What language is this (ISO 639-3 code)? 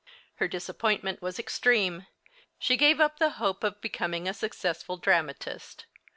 eng